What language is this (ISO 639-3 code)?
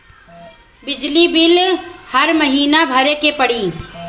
bho